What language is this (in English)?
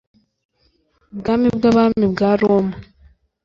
Kinyarwanda